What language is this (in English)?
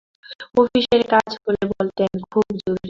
Bangla